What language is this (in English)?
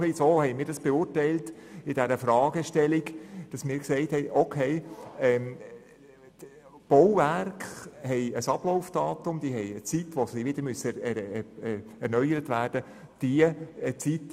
Swiss German